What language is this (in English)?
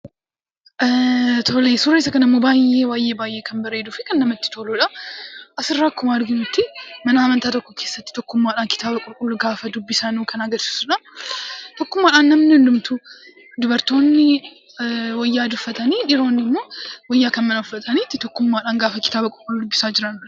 Oromo